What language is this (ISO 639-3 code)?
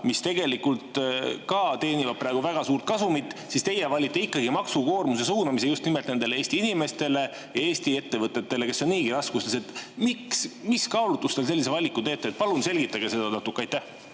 est